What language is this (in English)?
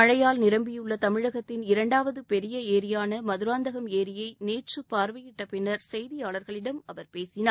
Tamil